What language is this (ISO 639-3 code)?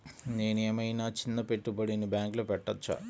tel